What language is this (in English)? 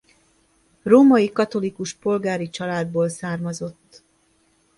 Hungarian